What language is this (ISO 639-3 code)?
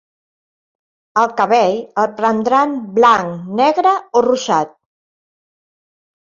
cat